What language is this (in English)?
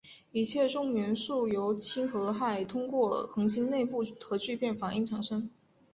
Chinese